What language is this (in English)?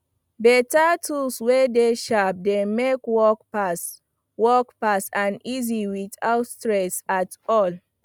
Nigerian Pidgin